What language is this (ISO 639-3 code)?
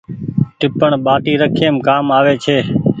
gig